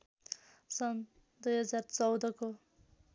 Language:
Nepali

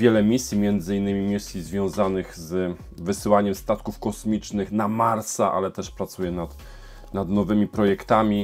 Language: Polish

